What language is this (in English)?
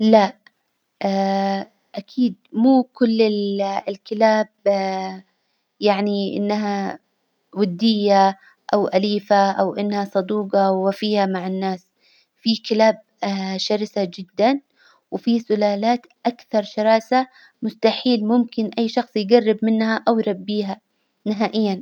Hijazi Arabic